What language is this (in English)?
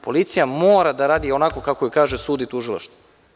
Serbian